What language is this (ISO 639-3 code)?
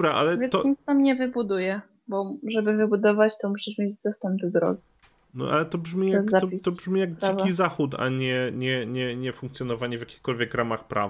pol